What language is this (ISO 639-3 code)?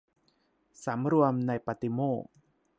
tha